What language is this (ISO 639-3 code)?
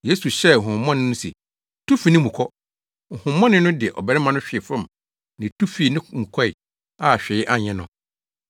aka